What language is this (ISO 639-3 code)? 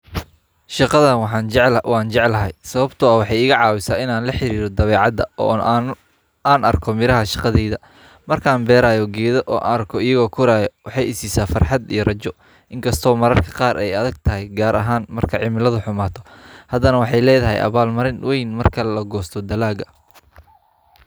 som